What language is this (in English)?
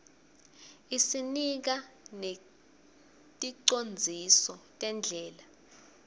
Swati